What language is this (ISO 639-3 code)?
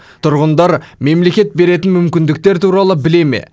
kaz